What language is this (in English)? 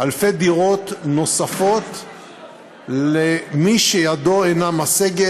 Hebrew